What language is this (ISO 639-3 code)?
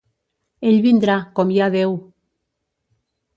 cat